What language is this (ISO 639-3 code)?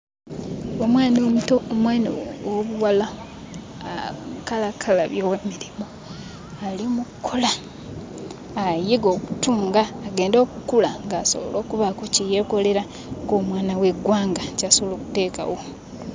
lug